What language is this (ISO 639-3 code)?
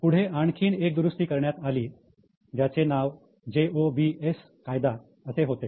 mar